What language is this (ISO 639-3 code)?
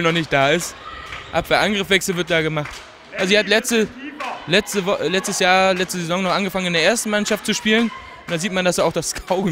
deu